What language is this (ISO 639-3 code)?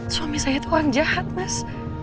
ind